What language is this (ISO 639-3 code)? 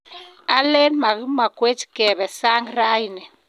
kln